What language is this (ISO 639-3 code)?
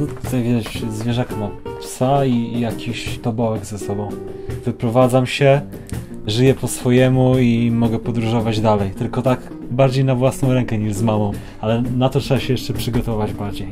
pol